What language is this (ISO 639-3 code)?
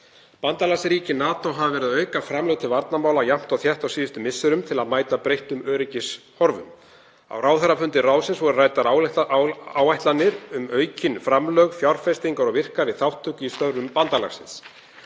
isl